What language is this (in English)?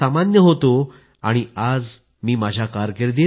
Marathi